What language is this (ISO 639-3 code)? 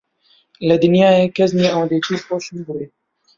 ckb